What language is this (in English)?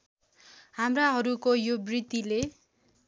Nepali